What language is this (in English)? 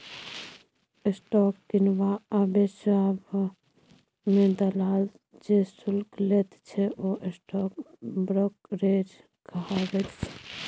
Maithili